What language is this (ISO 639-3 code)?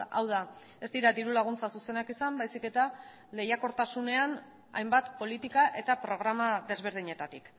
eus